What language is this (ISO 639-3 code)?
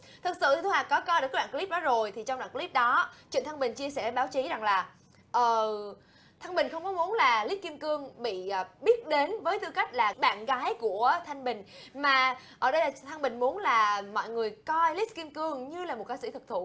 vie